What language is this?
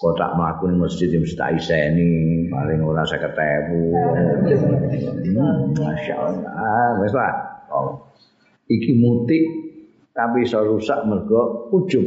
Indonesian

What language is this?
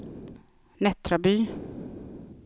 Swedish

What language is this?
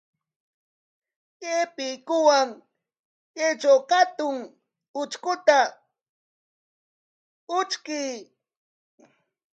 Corongo Ancash Quechua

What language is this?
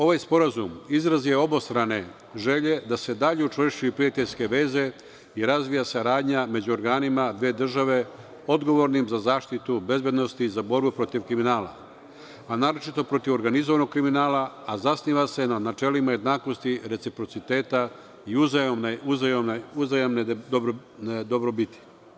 Serbian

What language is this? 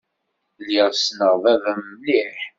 Kabyle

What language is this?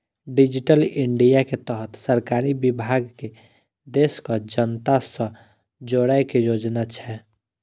Maithili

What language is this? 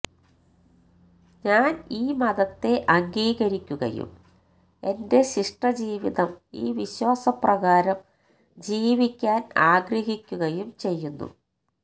Malayalam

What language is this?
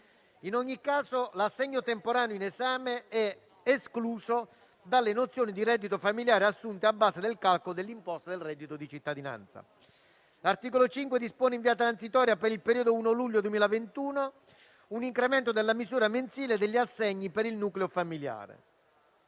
Italian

